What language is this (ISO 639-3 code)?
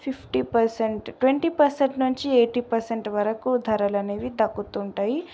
tel